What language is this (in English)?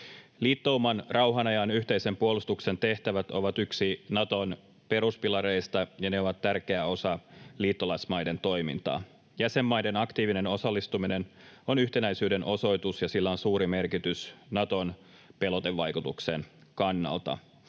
Finnish